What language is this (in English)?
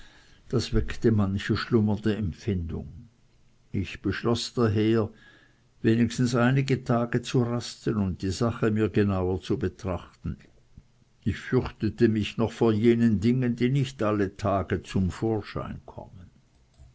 German